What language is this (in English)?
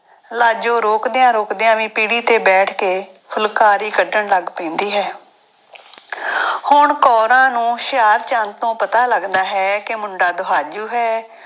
Punjabi